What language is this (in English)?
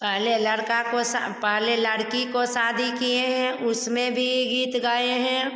Hindi